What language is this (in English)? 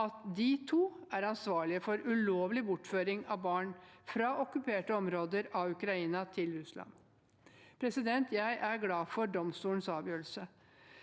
Norwegian